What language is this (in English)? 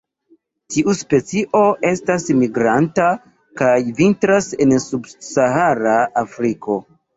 Esperanto